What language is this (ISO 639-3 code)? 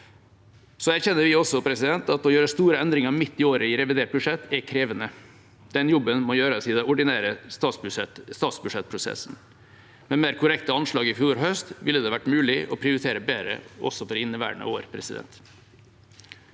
nor